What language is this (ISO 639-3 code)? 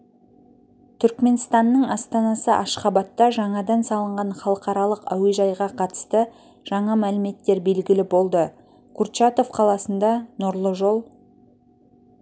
kaz